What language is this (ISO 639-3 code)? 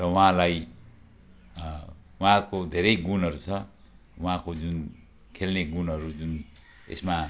nep